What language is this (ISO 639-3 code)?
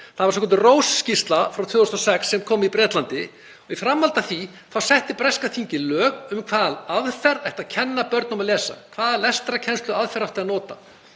isl